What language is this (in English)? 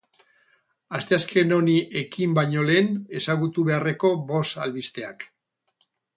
Basque